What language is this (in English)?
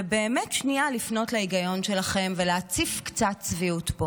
Hebrew